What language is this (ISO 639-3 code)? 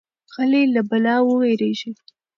pus